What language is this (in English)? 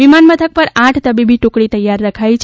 Gujarati